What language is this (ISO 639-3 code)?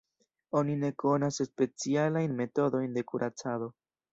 epo